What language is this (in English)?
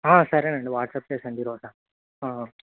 Telugu